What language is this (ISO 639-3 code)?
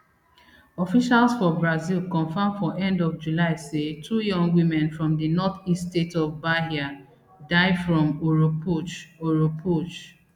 pcm